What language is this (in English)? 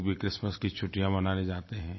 Hindi